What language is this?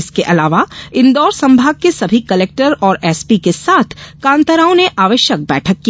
Hindi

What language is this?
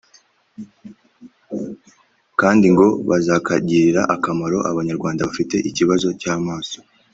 Kinyarwanda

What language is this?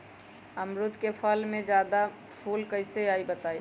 Magahi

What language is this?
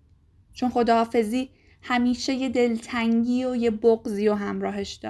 Persian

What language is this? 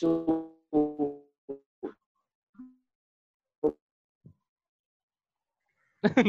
Indonesian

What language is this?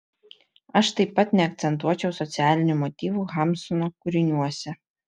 Lithuanian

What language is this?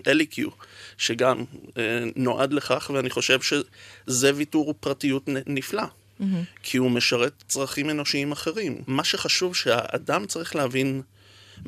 Hebrew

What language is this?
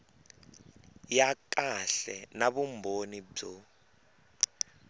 Tsonga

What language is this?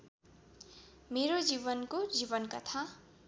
Nepali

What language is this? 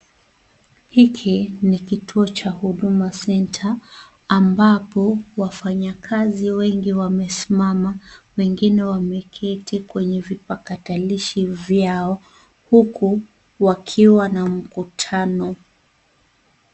Swahili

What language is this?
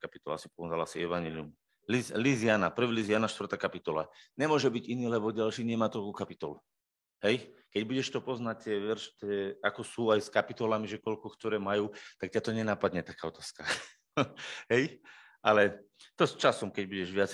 Slovak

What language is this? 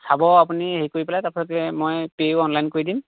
Assamese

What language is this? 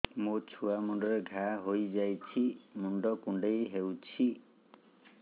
Odia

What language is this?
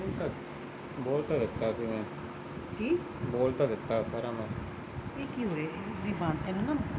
Punjabi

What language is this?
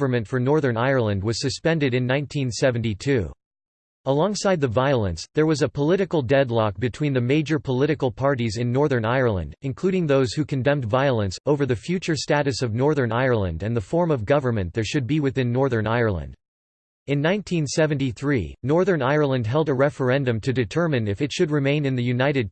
English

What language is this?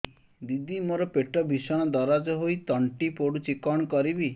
Odia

